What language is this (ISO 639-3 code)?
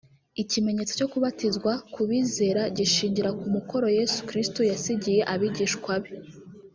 kin